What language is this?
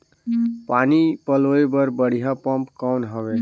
Chhattisgarhi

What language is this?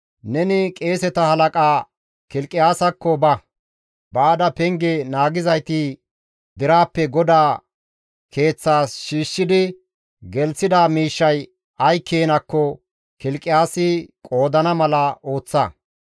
Gamo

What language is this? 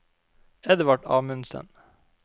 Norwegian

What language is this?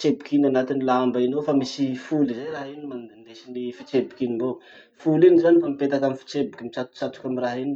Masikoro Malagasy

